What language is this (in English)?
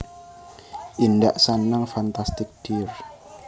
Javanese